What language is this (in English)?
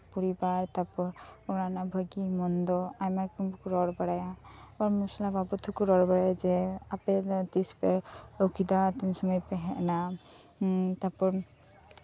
Santali